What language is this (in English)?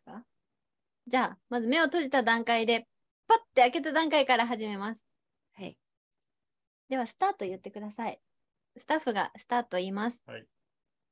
Japanese